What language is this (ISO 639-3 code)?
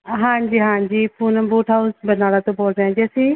pan